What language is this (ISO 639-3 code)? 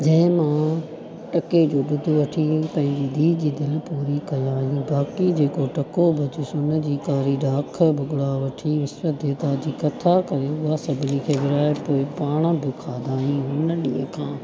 snd